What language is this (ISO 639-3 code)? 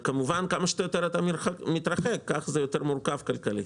heb